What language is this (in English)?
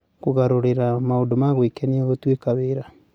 Kikuyu